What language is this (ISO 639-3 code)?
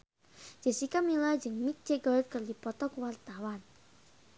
sun